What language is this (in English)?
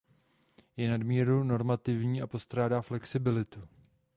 Czech